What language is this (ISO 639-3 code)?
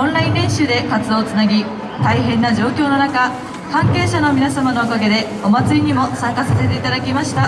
jpn